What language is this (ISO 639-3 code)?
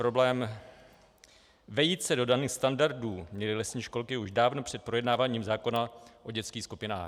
ces